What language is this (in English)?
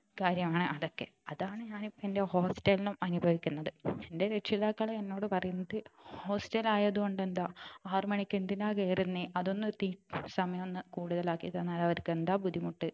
Malayalam